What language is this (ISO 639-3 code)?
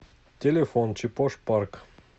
rus